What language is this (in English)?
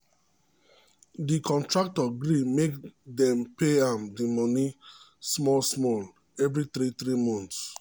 Nigerian Pidgin